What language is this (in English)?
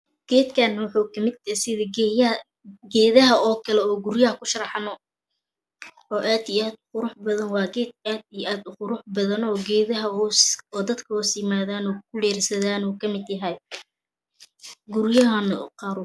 Somali